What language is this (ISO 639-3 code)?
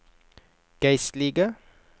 nor